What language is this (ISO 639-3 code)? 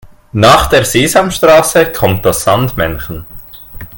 deu